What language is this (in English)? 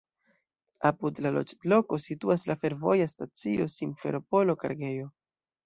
Esperanto